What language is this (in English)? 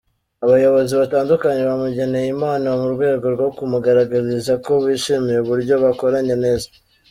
Kinyarwanda